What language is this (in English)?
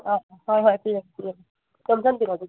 Manipuri